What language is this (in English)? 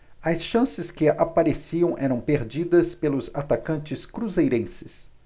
Portuguese